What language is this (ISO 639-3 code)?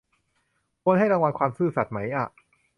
tha